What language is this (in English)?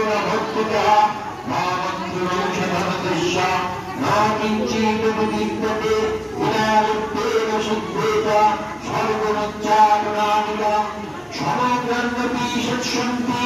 Bangla